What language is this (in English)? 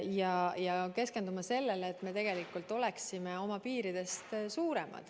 Estonian